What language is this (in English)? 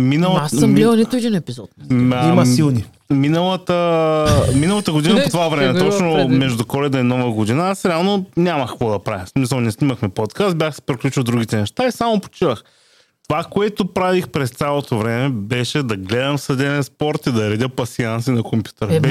Bulgarian